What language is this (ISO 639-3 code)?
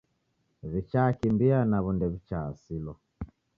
dav